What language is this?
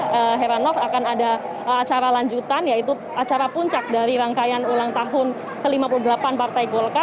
Indonesian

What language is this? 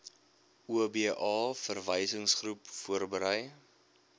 Afrikaans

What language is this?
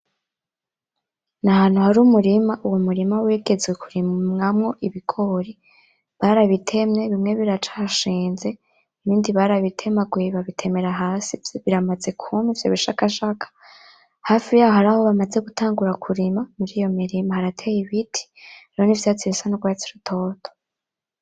Rundi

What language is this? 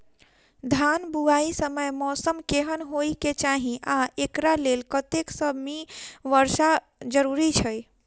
Maithili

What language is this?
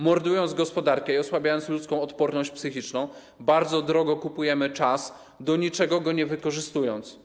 Polish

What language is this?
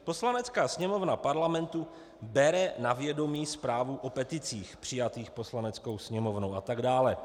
Czech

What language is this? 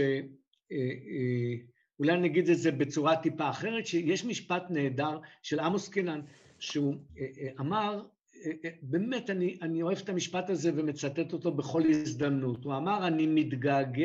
Hebrew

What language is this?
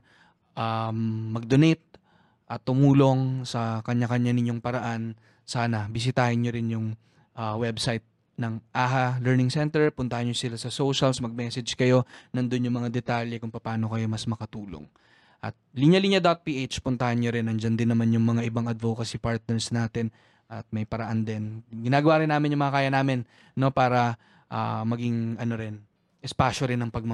Filipino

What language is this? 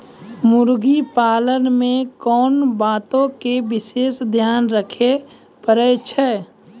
Maithili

